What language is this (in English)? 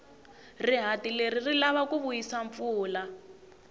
Tsonga